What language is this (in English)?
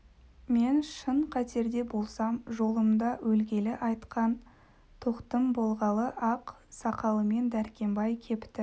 Kazakh